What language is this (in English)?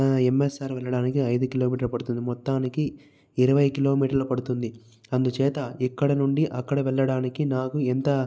Telugu